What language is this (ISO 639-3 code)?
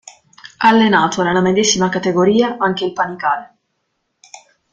ita